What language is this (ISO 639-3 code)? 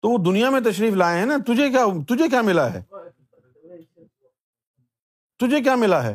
urd